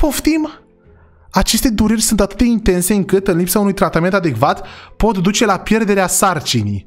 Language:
Romanian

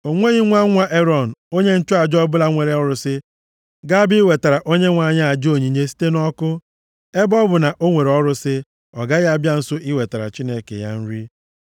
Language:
Igbo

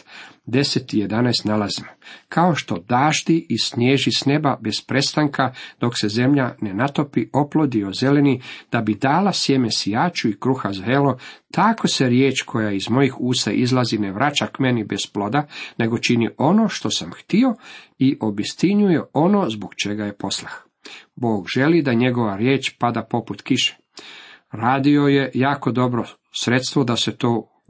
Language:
Croatian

